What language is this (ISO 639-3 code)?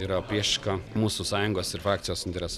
lit